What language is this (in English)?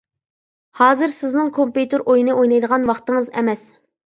Uyghur